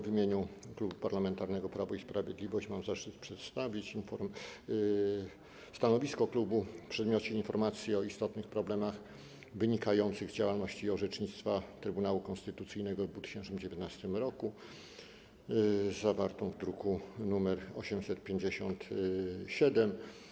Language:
Polish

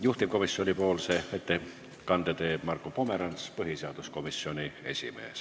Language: Estonian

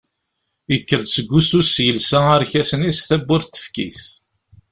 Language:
Kabyle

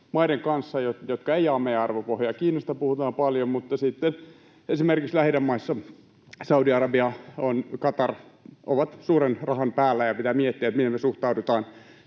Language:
Finnish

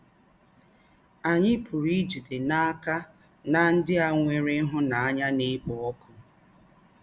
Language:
Igbo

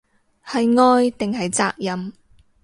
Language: Cantonese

